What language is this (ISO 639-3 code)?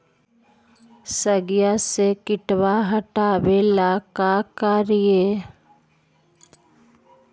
mag